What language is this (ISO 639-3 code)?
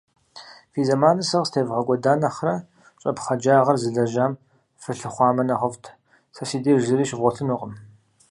kbd